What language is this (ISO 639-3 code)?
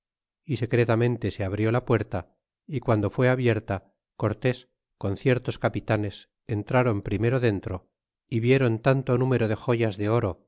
spa